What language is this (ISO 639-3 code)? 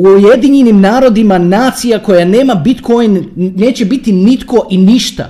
hrv